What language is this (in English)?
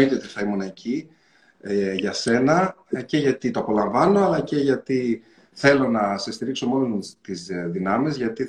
Greek